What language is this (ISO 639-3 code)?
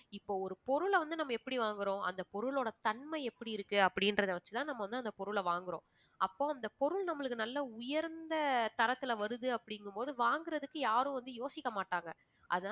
tam